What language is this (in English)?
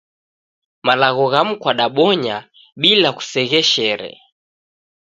Taita